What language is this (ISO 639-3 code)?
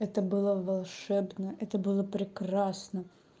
rus